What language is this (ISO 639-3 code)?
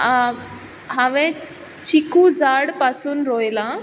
kok